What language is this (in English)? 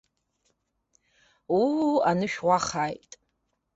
Abkhazian